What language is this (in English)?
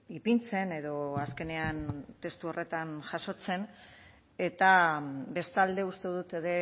Basque